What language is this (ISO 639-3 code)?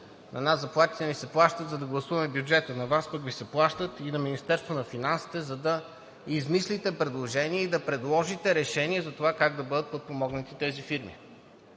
bul